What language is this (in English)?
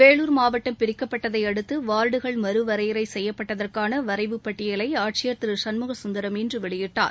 Tamil